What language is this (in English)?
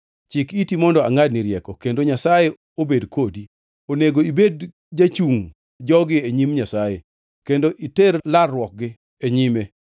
Luo (Kenya and Tanzania)